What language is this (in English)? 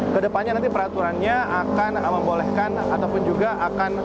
Indonesian